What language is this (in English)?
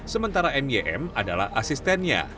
Indonesian